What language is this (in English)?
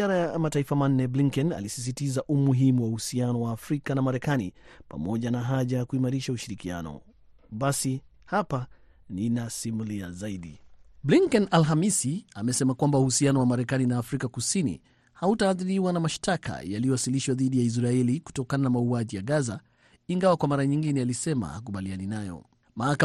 Swahili